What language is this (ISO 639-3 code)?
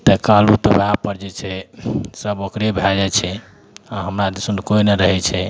mai